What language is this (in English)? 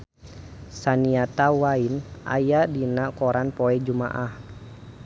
Sundanese